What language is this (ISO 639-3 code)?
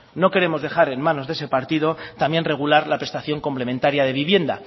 spa